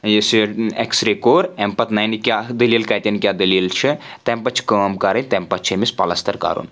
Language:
Kashmiri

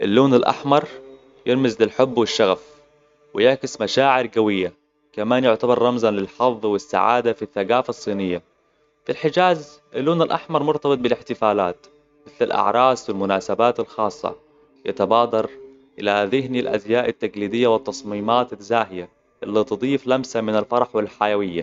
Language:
Hijazi Arabic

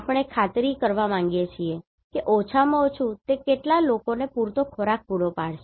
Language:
Gujarati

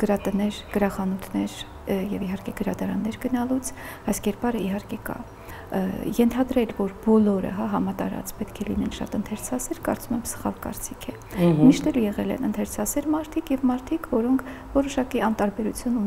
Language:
Romanian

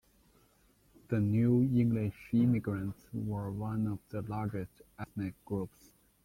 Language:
English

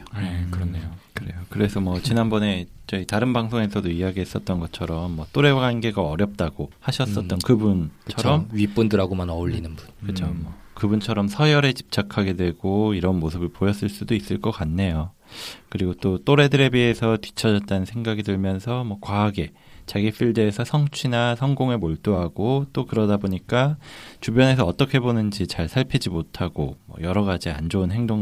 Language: Korean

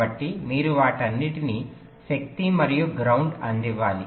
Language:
Telugu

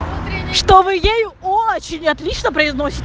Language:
Russian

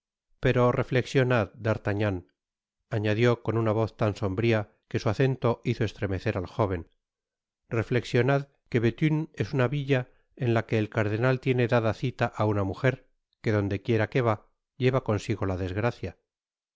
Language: Spanish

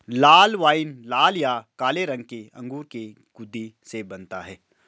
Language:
Hindi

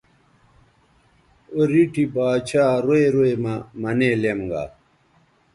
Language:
Bateri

